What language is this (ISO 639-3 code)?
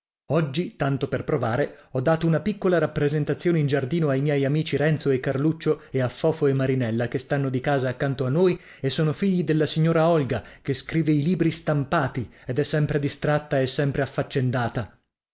ita